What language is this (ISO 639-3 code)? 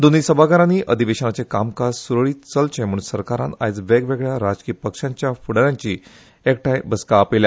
kok